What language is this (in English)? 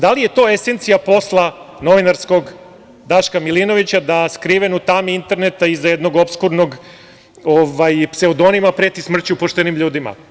Serbian